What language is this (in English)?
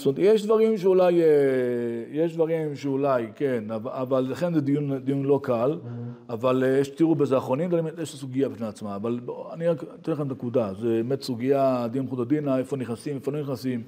Hebrew